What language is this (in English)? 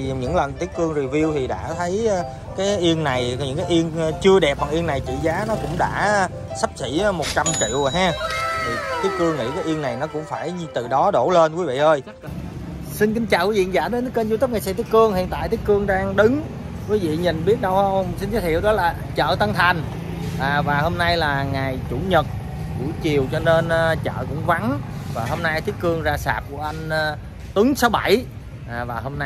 Vietnamese